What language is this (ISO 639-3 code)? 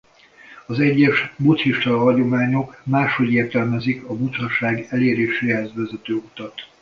hun